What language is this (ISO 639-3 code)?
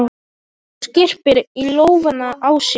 isl